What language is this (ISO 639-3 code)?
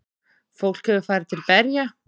isl